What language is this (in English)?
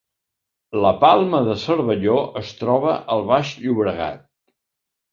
Catalan